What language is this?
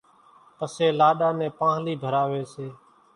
Kachi Koli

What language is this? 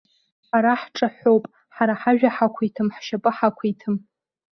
Abkhazian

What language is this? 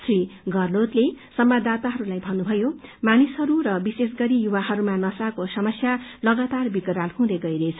Nepali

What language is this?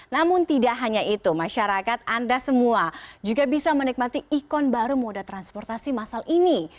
Indonesian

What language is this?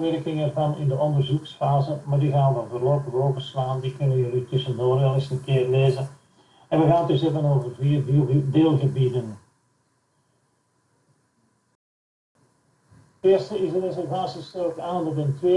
Dutch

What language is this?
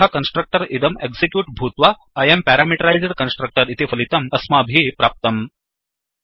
Sanskrit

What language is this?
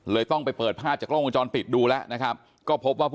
Thai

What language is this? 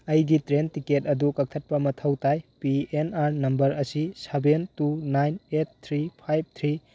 Manipuri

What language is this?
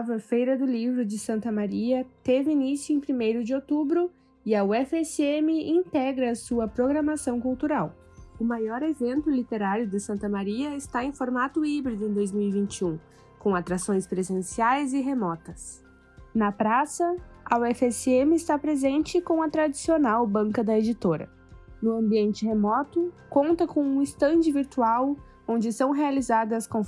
Portuguese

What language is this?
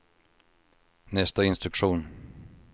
Swedish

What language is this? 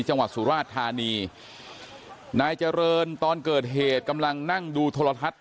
Thai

